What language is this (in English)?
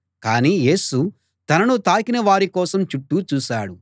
Telugu